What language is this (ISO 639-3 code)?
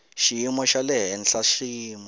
tso